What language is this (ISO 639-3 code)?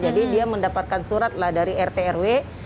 ind